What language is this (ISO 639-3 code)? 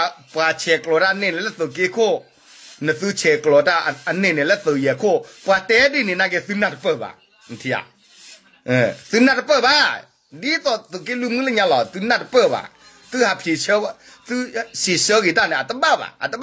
tha